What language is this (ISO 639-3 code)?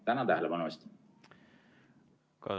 est